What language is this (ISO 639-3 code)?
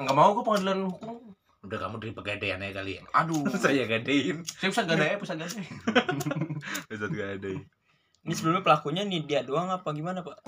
ind